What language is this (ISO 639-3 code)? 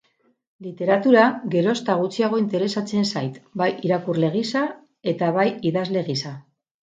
eus